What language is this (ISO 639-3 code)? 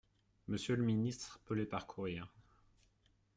fra